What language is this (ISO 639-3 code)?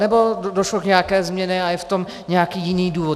ces